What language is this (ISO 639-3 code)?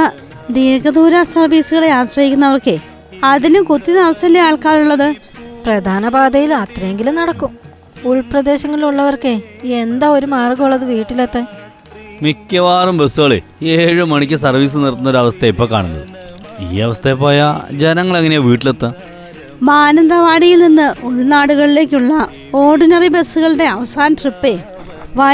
mal